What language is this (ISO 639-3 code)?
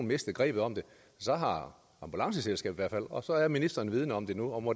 dan